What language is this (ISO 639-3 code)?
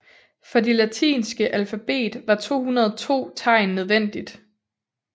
dan